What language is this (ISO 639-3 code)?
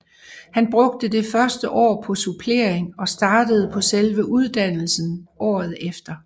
dan